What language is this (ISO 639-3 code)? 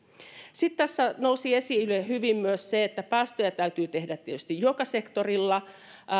fin